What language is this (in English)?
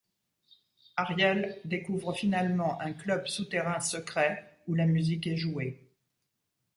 French